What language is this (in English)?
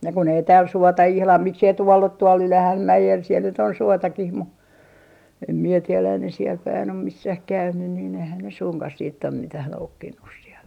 Finnish